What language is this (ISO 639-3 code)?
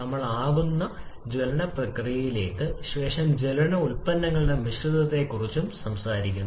mal